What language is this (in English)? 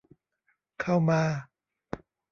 Thai